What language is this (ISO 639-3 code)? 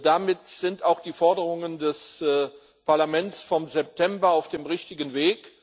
deu